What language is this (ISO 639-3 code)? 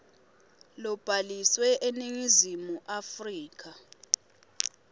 ssw